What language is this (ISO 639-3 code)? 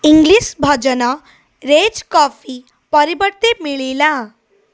ori